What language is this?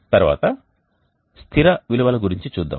Telugu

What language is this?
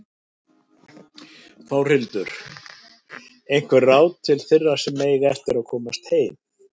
Icelandic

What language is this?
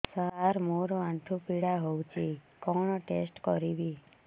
Odia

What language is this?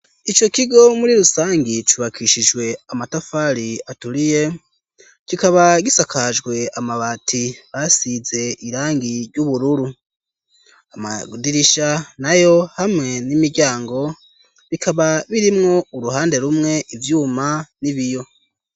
Rundi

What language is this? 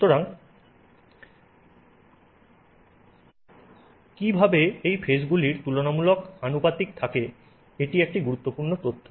Bangla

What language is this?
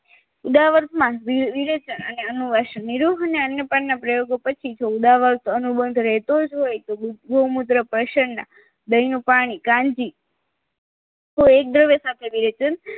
Gujarati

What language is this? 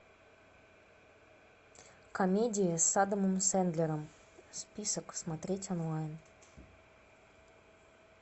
Russian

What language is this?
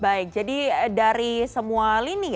Indonesian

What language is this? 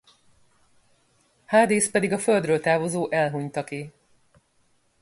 Hungarian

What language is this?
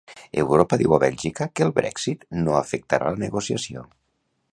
Catalan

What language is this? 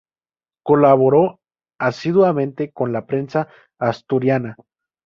Spanish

